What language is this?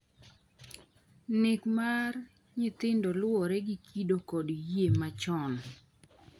Luo (Kenya and Tanzania)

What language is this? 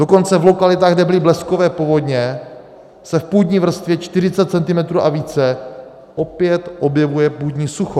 Czech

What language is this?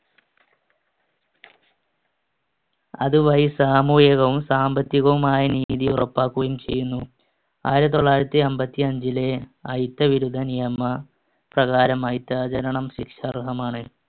Malayalam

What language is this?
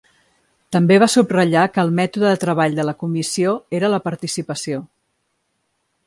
Catalan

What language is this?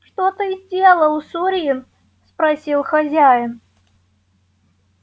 Russian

